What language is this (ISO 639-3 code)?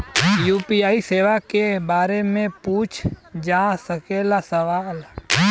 bho